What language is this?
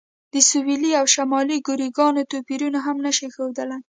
Pashto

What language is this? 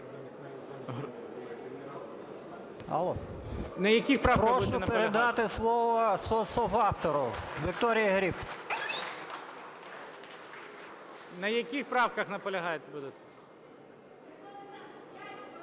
Ukrainian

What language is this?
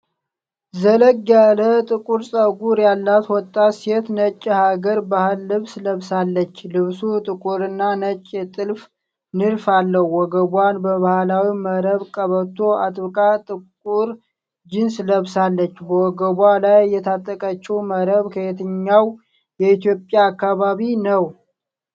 Amharic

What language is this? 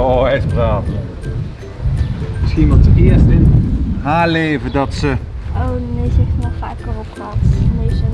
Dutch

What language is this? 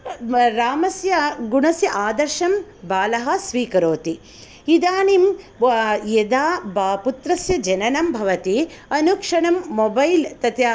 Sanskrit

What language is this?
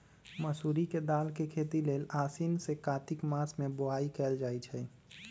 Magahi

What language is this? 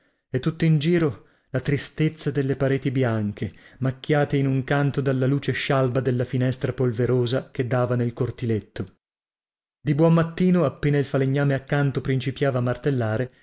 Italian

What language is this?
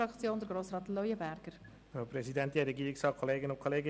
Swiss German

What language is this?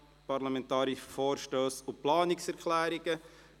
Swiss German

